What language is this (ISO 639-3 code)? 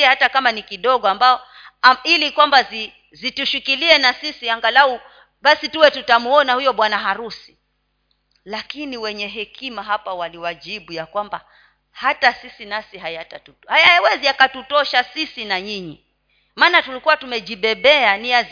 swa